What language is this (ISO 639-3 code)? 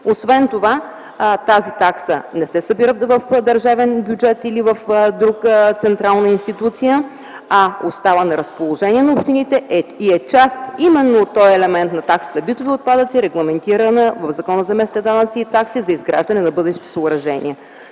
bul